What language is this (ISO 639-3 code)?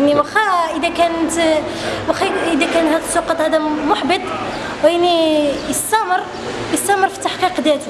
ara